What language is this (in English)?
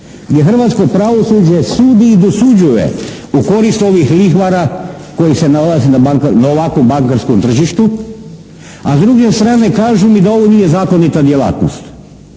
Croatian